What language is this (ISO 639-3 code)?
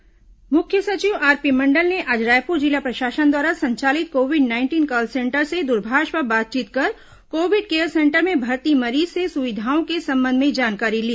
hin